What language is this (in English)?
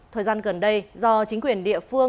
Vietnamese